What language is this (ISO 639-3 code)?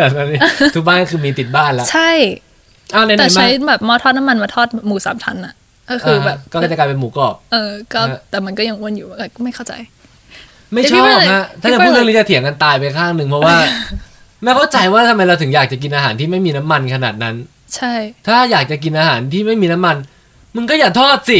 tha